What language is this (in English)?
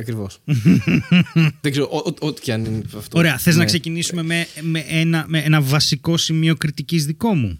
Greek